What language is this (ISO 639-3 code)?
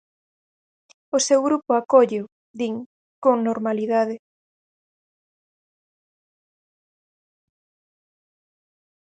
glg